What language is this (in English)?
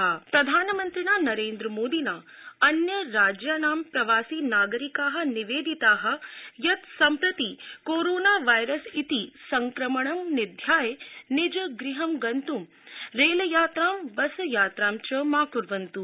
Sanskrit